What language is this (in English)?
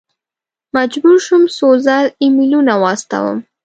Pashto